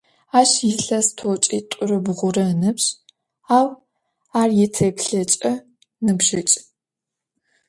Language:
Adyghe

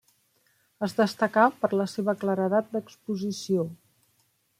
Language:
Catalan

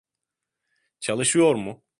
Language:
Turkish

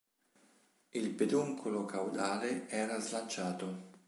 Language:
Italian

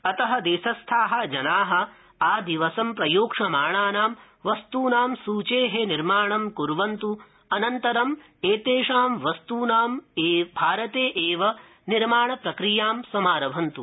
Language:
Sanskrit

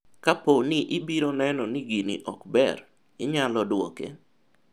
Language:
Luo (Kenya and Tanzania)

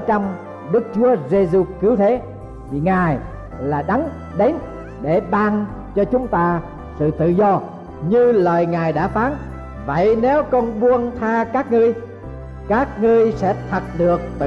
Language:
Vietnamese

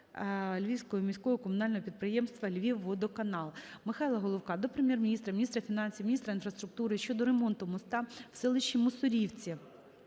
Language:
Ukrainian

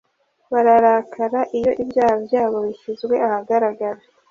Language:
Kinyarwanda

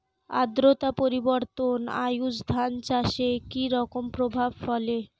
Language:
Bangla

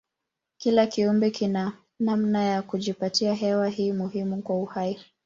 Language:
Swahili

